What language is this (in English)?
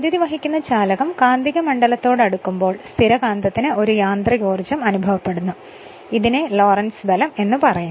Malayalam